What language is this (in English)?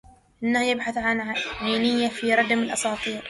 Arabic